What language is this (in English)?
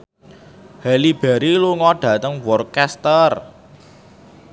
Javanese